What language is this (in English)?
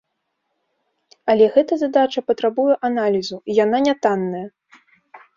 Belarusian